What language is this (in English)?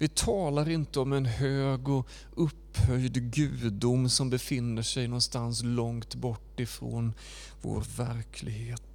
Swedish